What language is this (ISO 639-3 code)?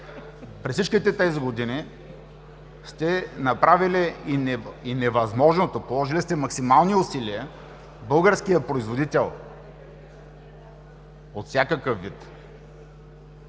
bul